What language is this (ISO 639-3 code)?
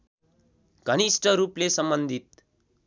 nep